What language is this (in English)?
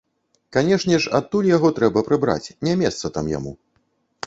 Belarusian